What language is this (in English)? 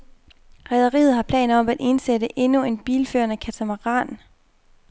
Danish